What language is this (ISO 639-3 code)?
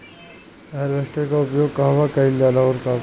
bho